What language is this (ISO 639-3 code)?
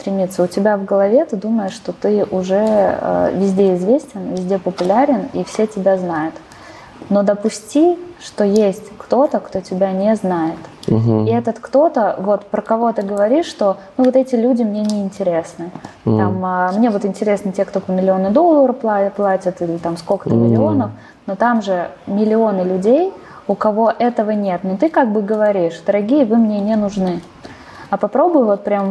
rus